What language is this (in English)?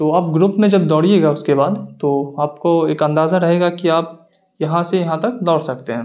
Urdu